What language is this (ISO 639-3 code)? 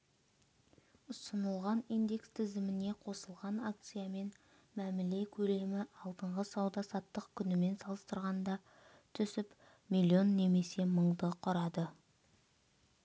kaz